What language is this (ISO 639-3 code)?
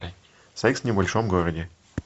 rus